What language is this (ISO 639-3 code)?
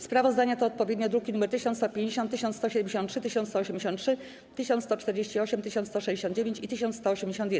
pol